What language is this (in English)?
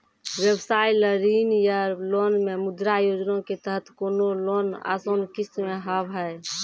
Maithili